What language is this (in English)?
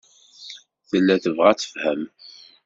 Kabyle